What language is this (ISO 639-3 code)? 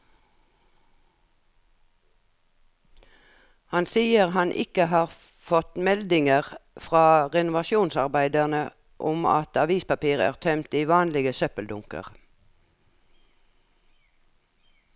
nor